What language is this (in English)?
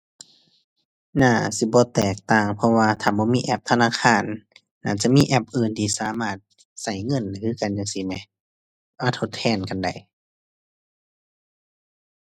Thai